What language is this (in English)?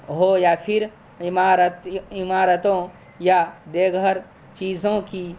Urdu